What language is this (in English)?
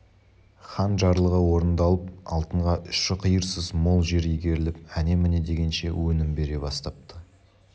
Kazakh